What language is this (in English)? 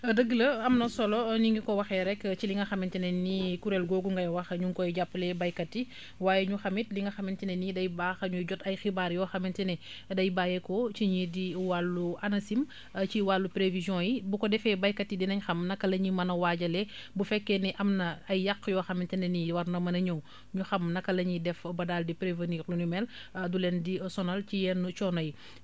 Wolof